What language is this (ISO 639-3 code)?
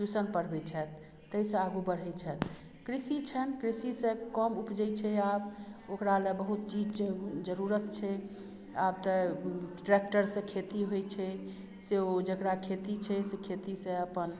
mai